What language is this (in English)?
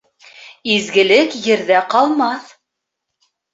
Bashkir